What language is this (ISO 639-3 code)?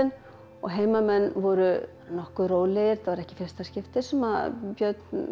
isl